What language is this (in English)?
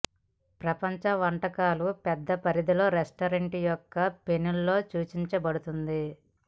Telugu